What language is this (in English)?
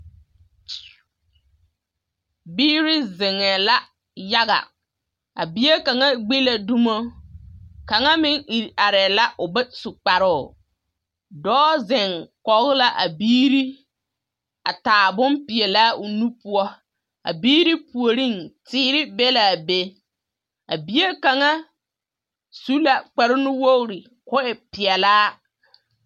Southern Dagaare